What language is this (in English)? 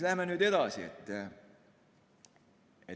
Estonian